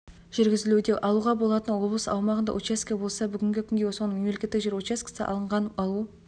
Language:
Kazakh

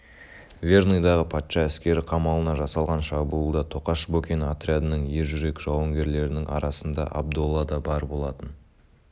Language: Kazakh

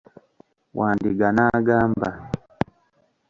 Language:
Ganda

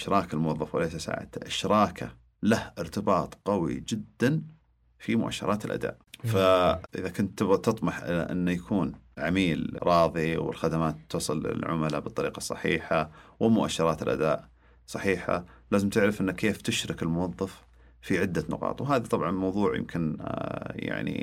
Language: Arabic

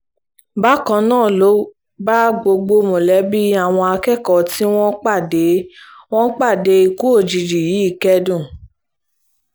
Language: Yoruba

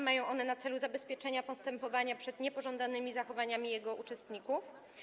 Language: Polish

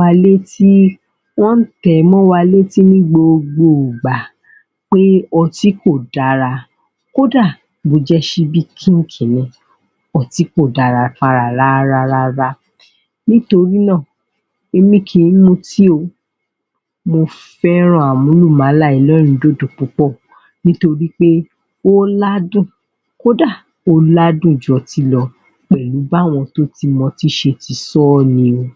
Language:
Yoruba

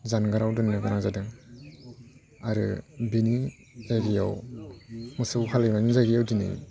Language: Bodo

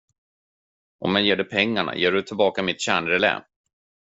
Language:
Swedish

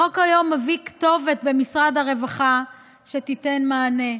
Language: Hebrew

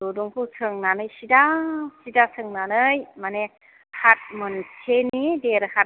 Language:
Bodo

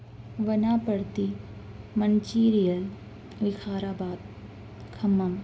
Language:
Urdu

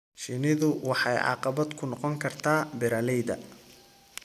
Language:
Somali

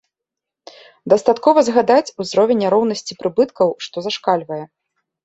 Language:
Belarusian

